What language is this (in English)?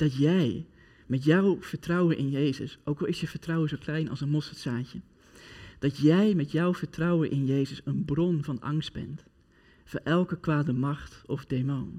Dutch